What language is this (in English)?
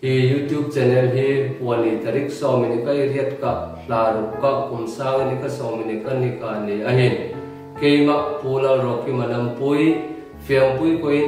Thai